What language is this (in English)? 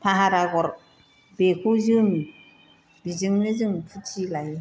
Bodo